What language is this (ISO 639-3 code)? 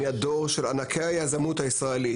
heb